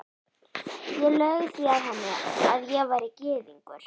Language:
Icelandic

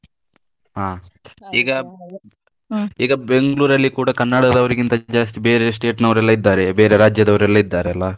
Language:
Kannada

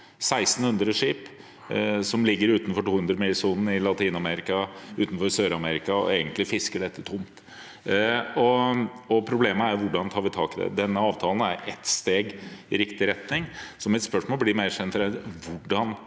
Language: Norwegian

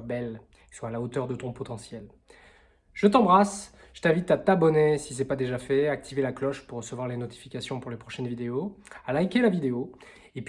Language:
French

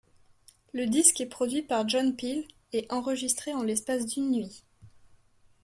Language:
French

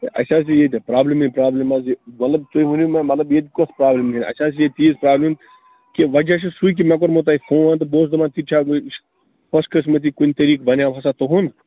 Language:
Kashmiri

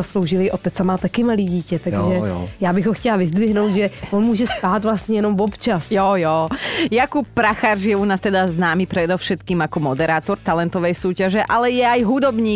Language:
Slovak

